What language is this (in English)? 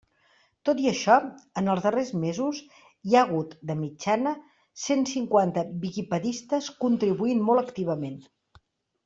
Catalan